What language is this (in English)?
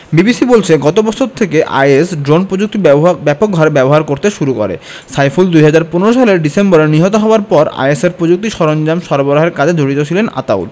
Bangla